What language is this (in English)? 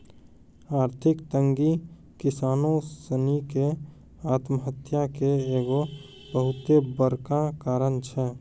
Maithili